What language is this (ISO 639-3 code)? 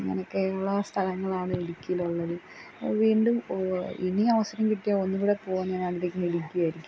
mal